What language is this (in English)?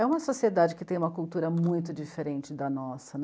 Portuguese